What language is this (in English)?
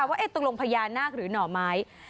Thai